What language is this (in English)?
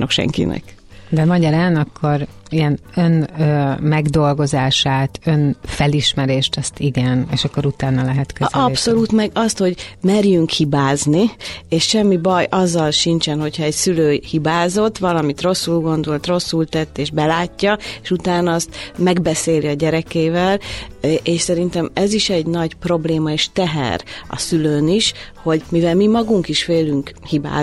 Hungarian